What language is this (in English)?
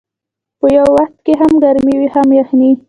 Pashto